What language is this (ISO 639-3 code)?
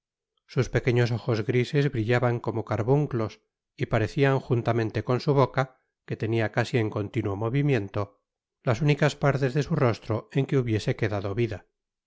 spa